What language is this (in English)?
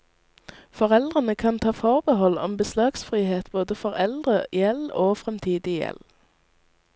Norwegian